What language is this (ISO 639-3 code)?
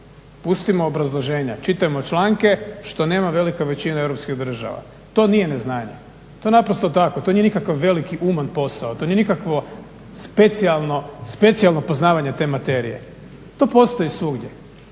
hrv